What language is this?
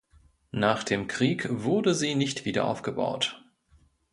German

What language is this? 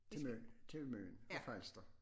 Danish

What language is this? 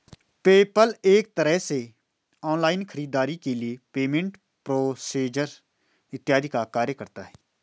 Hindi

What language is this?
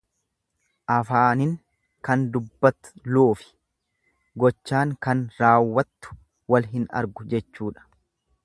Oromo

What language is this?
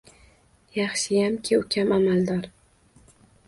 Uzbek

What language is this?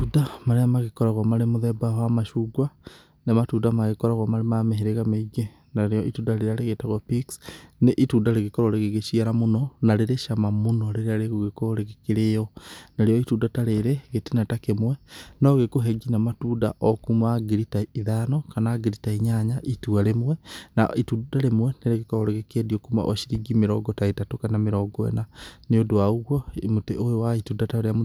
Kikuyu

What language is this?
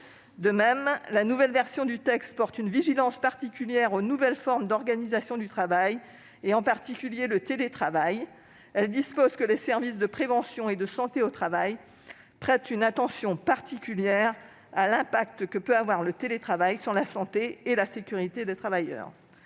French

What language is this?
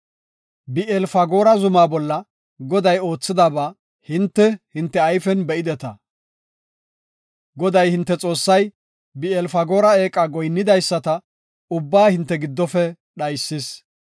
Gofa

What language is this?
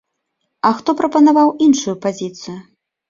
Belarusian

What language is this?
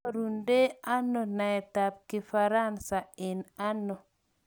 Kalenjin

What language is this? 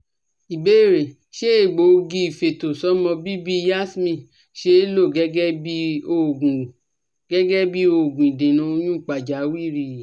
Yoruba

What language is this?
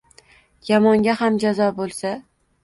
Uzbek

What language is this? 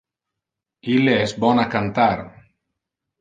Interlingua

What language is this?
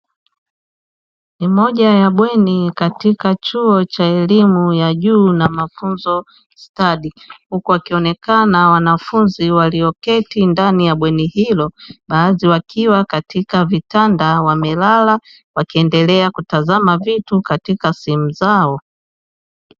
Swahili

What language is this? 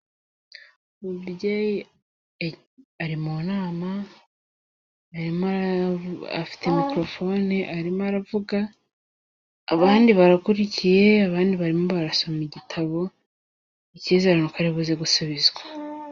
Kinyarwanda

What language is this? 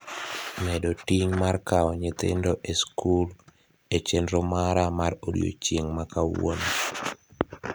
Luo (Kenya and Tanzania)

